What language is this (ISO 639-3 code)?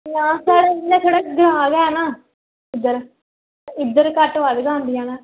doi